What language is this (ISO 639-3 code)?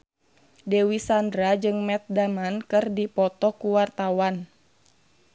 sun